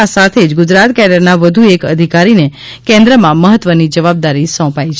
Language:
Gujarati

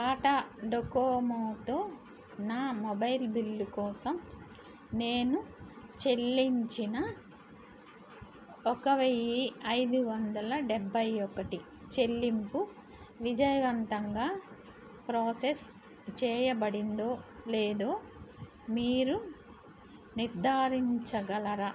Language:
Telugu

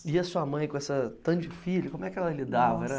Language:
Portuguese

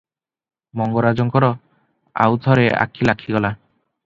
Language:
Odia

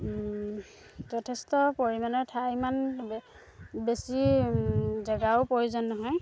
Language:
Assamese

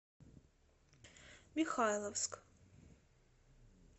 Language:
Russian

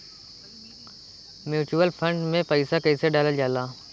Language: Bhojpuri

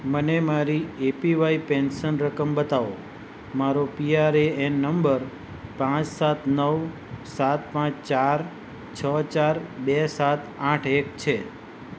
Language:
Gujarati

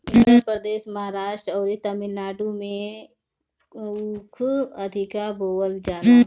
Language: Bhojpuri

